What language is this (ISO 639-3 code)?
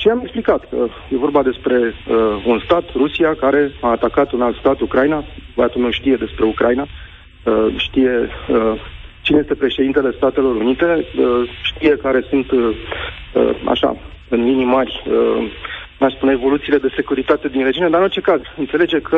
ron